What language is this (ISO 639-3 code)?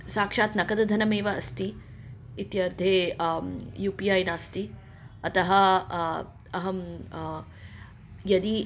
san